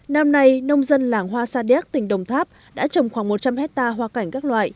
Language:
Vietnamese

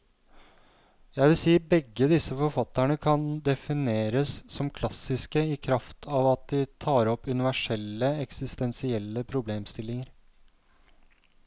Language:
Norwegian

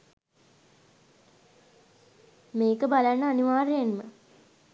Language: Sinhala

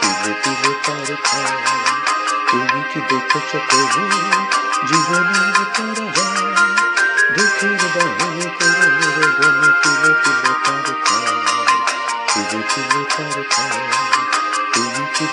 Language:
Bangla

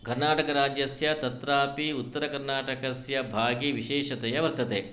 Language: Sanskrit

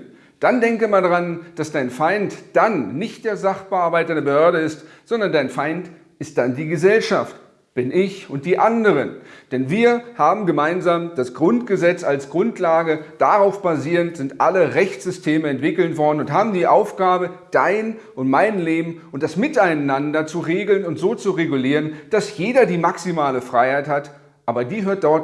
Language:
German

